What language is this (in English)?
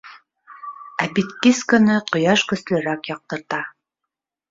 Bashkir